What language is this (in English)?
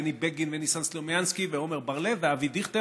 Hebrew